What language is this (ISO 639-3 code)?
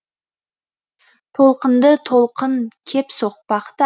kaz